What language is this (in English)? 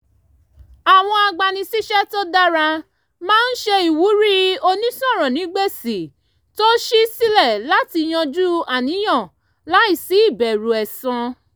Yoruba